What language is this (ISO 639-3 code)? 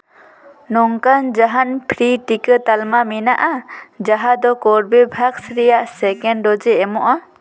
sat